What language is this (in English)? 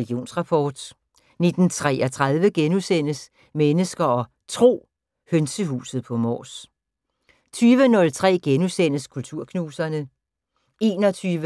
Danish